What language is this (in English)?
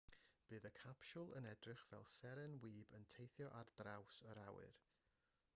Welsh